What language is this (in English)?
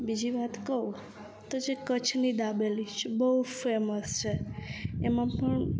Gujarati